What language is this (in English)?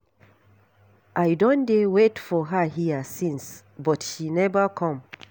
Nigerian Pidgin